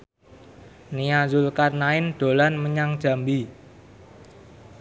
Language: Javanese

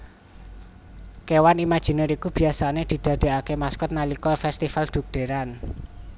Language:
Javanese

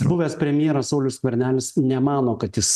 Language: Lithuanian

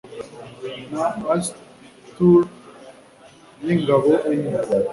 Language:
Kinyarwanda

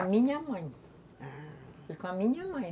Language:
Portuguese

